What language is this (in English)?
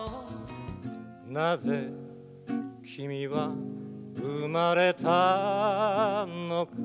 Japanese